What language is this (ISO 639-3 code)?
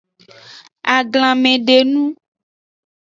ajg